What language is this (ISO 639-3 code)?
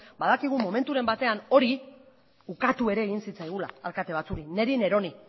eus